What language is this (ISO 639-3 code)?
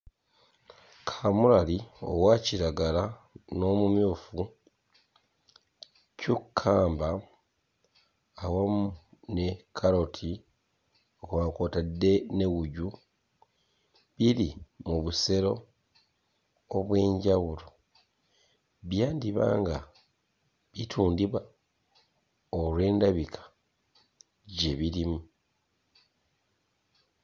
lug